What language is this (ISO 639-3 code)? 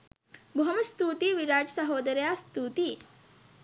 sin